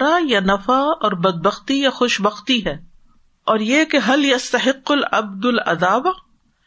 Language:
Urdu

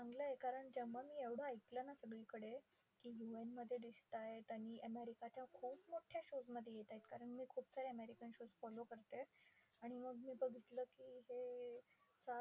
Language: Marathi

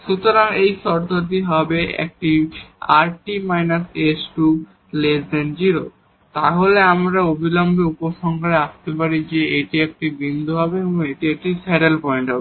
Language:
Bangla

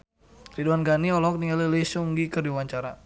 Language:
Sundanese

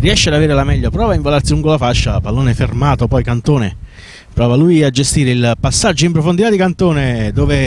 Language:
Italian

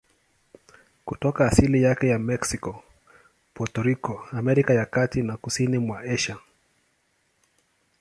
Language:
Swahili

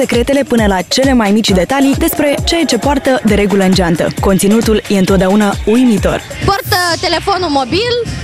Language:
Romanian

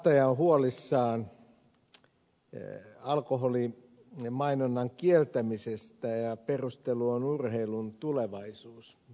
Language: Finnish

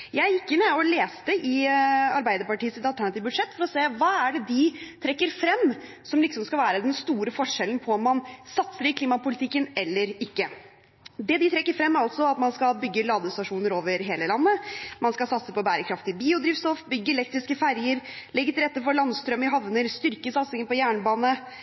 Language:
Norwegian Bokmål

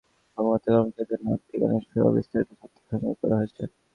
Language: Bangla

